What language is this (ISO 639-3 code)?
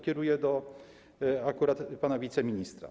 pol